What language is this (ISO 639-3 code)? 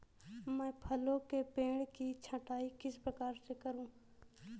hin